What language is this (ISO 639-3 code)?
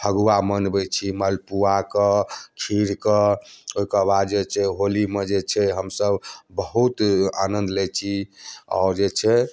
mai